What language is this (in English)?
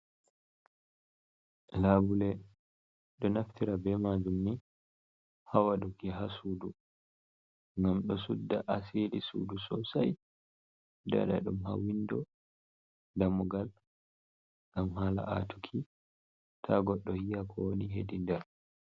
Fula